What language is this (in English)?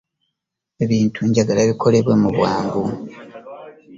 Ganda